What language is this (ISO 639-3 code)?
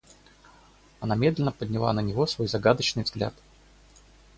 rus